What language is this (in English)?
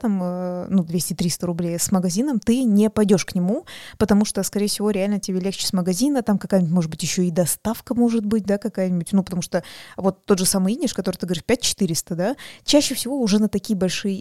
Russian